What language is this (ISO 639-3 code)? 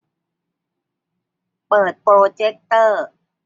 tha